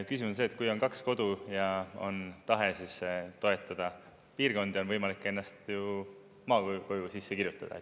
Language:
Estonian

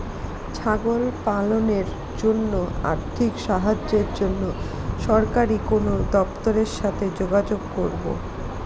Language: Bangla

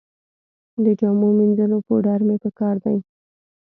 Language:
Pashto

